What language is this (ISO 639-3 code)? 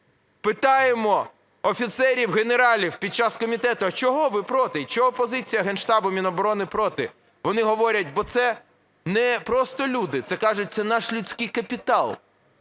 ukr